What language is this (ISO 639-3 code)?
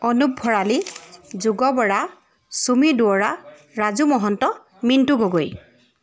asm